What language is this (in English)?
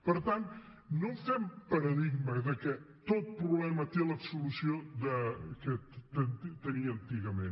Catalan